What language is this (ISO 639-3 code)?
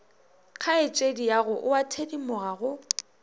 nso